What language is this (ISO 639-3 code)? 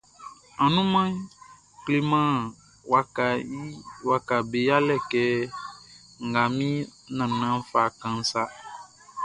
bci